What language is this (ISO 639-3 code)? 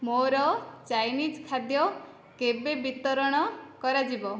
ori